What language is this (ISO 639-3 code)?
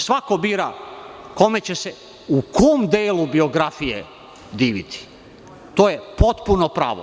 srp